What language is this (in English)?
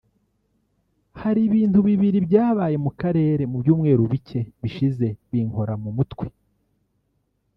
Kinyarwanda